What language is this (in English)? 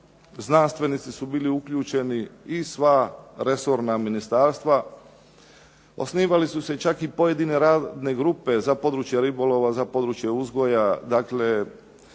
Croatian